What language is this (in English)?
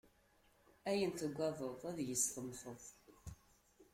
Kabyle